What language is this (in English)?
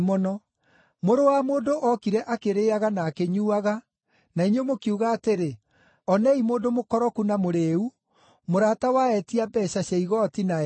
Kikuyu